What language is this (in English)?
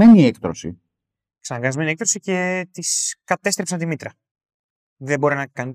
Greek